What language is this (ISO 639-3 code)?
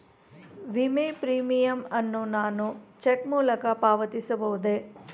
kan